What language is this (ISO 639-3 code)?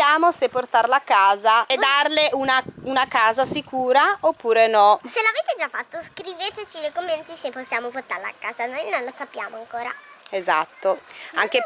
ita